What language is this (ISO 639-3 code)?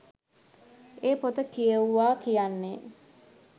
sin